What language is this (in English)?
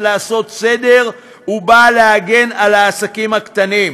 Hebrew